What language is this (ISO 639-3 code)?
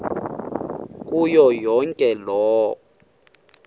xho